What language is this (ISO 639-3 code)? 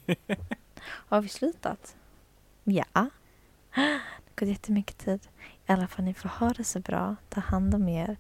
swe